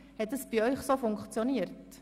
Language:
Swiss German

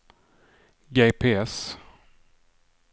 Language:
Swedish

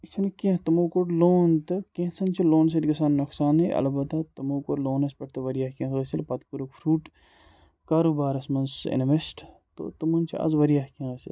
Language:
Kashmiri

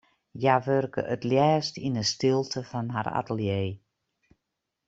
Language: Western Frisian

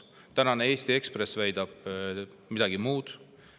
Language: Estonian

